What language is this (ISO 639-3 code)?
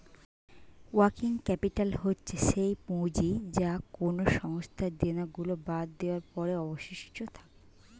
ben